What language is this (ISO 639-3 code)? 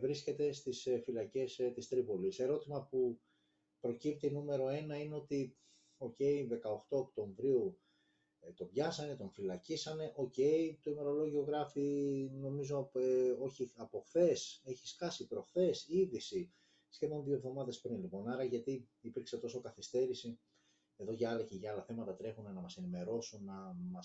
ell